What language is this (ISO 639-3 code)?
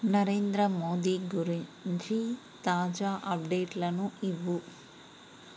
tel